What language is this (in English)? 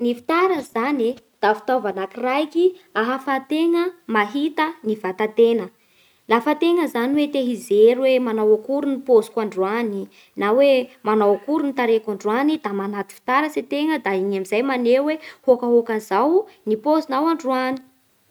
Bara Malagasy